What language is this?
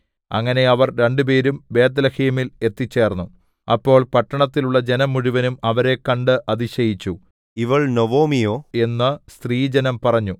Malayalam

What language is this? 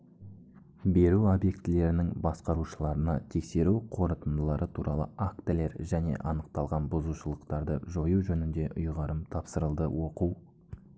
Kazakh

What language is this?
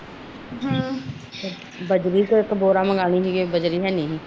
Punjabi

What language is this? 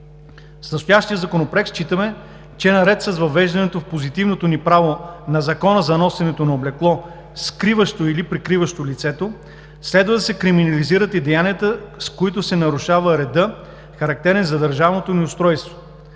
Bulgarian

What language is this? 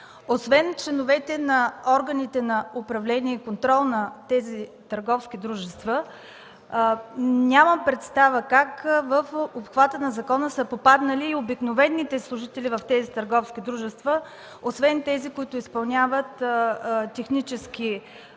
Bulgarian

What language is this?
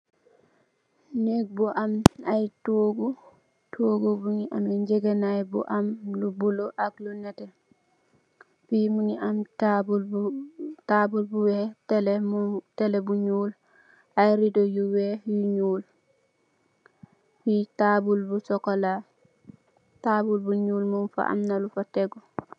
Wolof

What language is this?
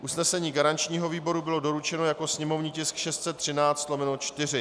Czech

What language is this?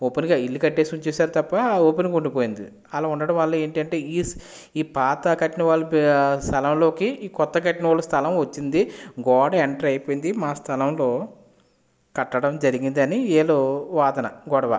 Telugu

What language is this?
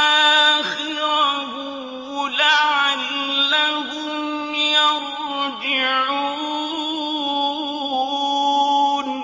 Arabic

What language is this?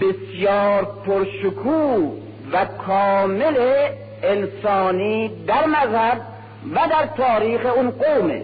Persian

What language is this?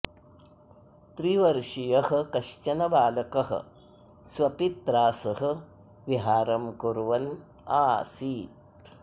Sanskrit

